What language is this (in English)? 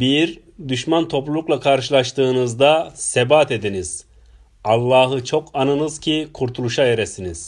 Turkish